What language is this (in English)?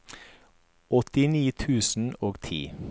Norwegian